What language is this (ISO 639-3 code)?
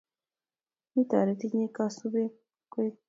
kln